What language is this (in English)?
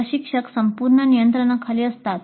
Marathi